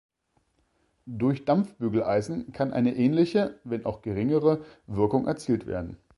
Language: German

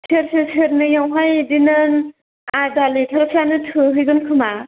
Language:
Bodo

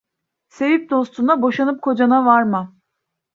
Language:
Turkish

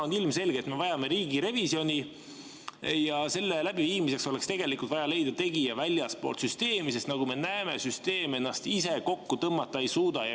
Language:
Estonian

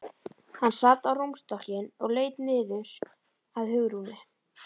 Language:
Icelandic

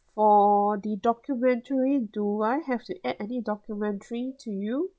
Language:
English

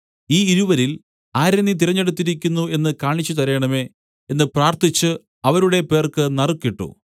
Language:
Malayalam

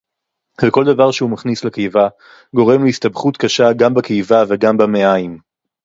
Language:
Hebrew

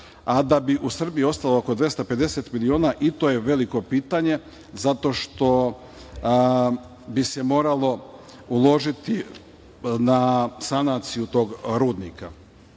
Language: Serbian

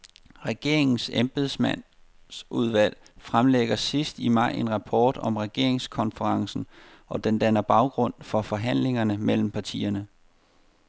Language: Danish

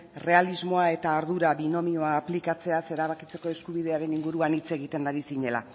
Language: Basque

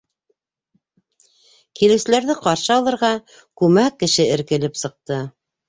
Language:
Bashkir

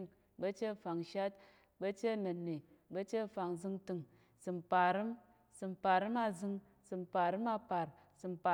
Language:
Tarok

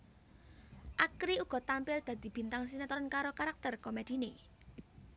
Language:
Javanese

